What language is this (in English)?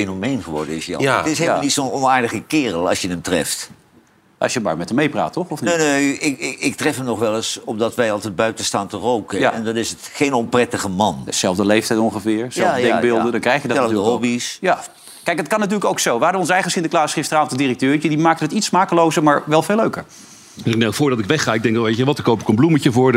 Dutch